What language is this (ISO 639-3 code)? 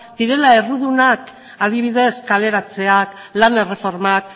eus